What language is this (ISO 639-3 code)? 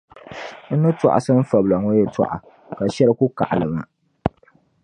dag